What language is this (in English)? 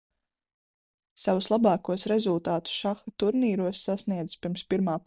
Latvian